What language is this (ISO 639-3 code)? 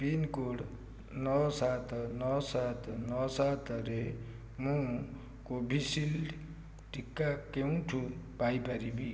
ori